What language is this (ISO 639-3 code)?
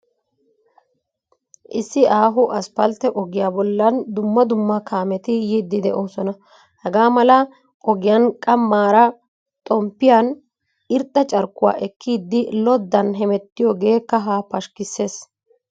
wal